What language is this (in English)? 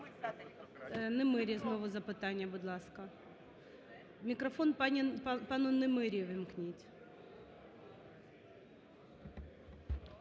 Ukrainian